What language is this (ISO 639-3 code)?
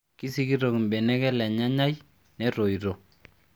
mas